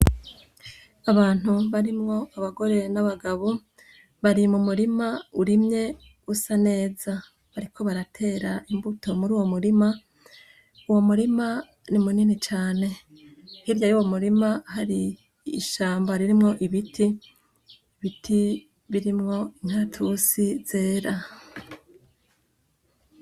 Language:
Rundi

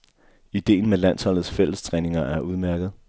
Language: Danish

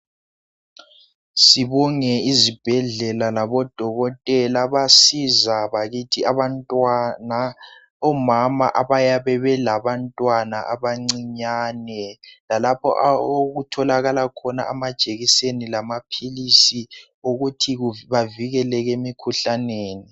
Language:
North Ndebele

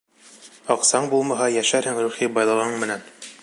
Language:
Bashkir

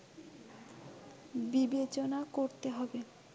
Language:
Bangla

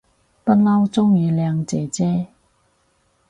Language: Cantonese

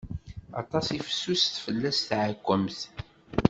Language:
Kabyle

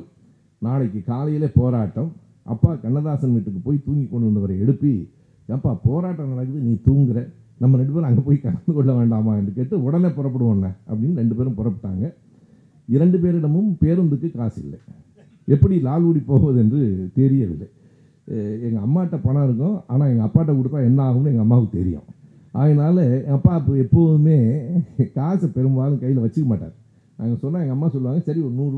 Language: Tamil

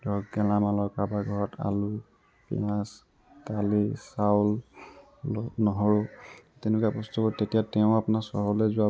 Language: Assamese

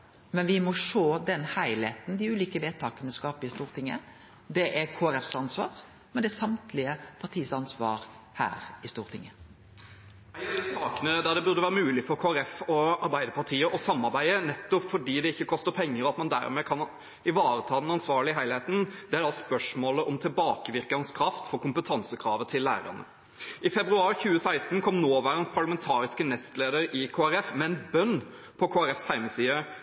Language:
Norwegian Nynorsk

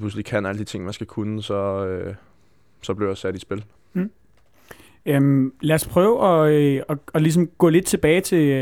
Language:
Danish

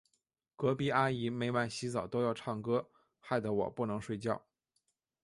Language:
Chinese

